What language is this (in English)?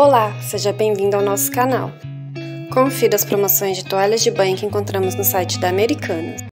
Portuguese